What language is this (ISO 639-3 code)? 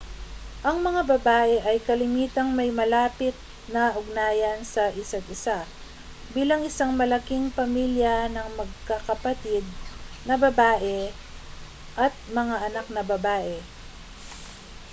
fil